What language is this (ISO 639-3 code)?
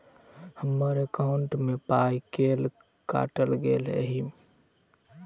mai